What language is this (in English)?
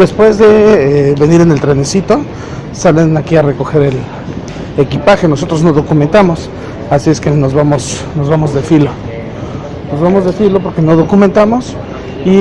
Spanish